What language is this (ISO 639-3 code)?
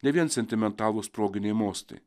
lit